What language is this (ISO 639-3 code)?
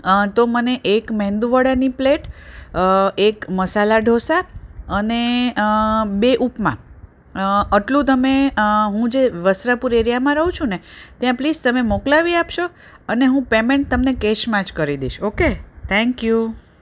guj